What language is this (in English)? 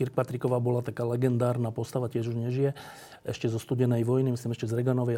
Slovak